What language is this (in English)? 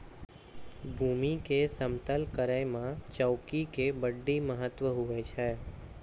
Maithili